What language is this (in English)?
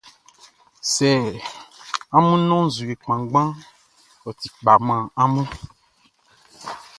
Baoulé